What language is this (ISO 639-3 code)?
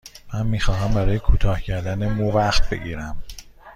fas